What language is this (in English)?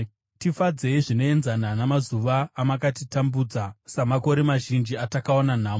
Shona